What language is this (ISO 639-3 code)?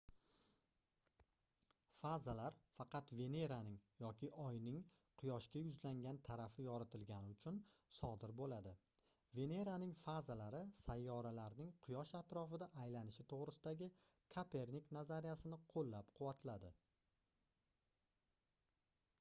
uzb